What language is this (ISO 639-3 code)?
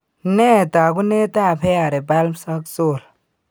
kln